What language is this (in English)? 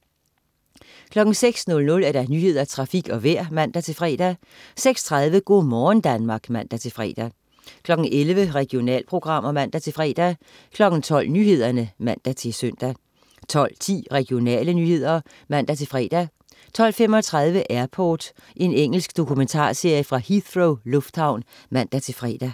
Danish